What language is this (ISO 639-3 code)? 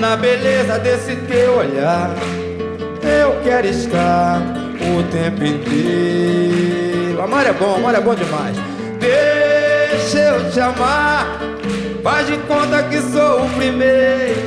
por